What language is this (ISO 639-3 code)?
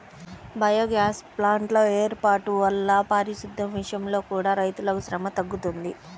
tel